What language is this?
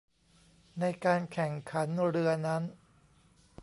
Thai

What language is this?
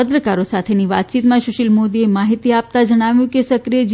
Gujarati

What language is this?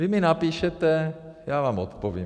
Czech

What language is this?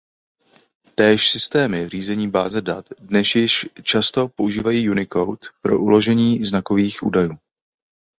Czech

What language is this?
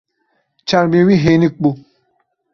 Kurdish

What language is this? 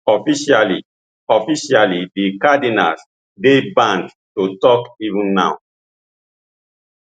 Nigerian Pidgin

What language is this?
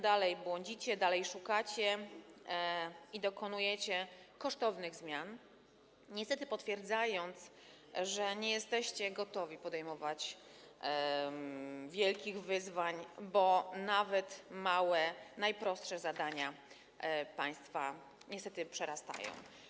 Polish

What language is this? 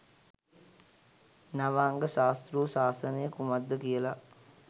Sinhala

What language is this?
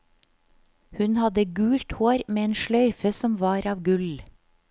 Norwegian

